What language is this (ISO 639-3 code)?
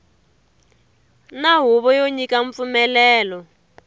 tso